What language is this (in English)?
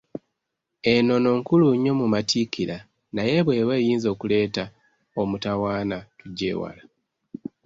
Ganda